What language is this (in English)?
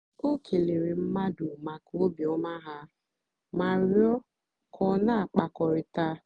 Igbo